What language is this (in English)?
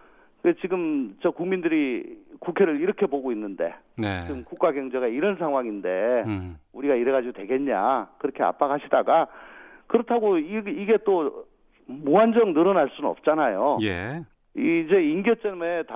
Korean